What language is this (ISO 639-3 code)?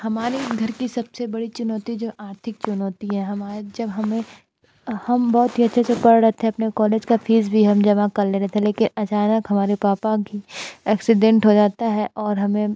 hin